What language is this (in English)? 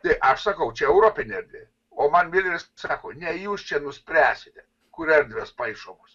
Lithuanian